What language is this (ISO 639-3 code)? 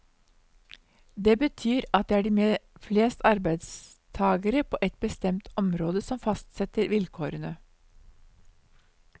nor